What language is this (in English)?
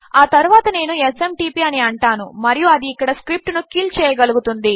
Telugu